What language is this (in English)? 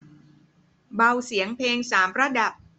Thai